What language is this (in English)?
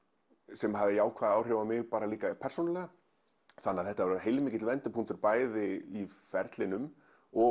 Icelandic